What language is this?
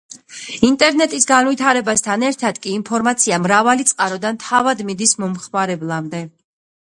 Georgian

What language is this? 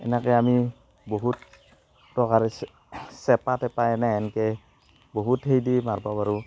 Assamese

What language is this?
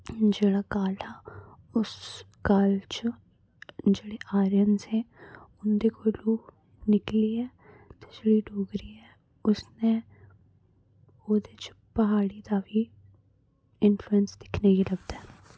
Dogri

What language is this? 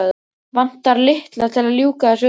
Icelandic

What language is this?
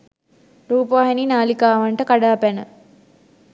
Sinhala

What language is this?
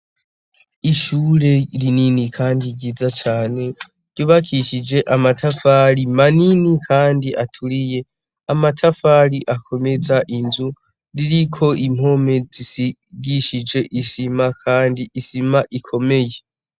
Rundi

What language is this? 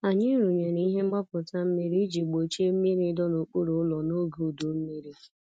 Igbo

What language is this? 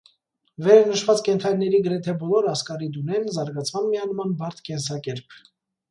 Armenian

